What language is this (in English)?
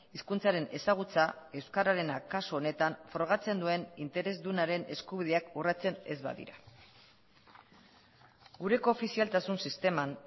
Basque